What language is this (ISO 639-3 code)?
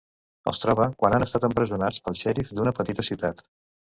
cat